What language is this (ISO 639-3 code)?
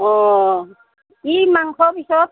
asm